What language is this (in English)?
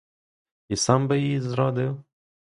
Ukrainian